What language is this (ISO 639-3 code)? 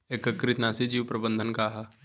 bho